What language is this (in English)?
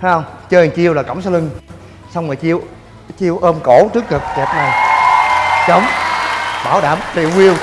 Vietnamese